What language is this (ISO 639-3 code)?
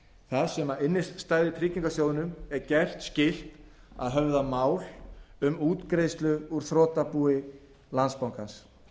isl